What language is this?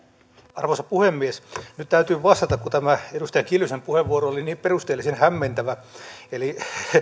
Finnish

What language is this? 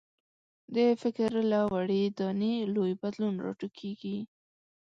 Pashto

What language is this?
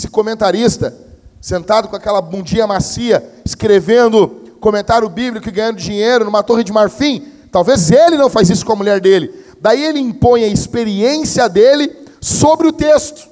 Portuguese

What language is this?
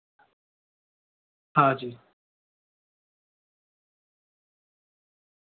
Sindhi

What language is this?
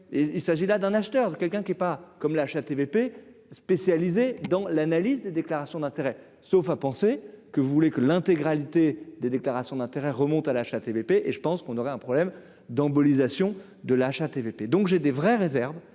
French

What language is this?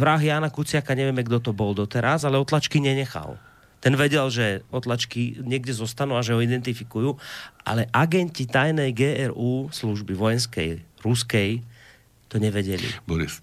Slovak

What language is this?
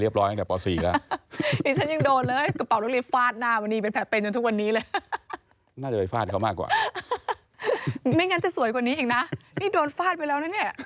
Thai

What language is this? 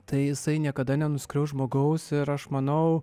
Lithuanian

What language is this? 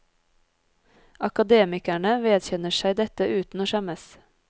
Norwegian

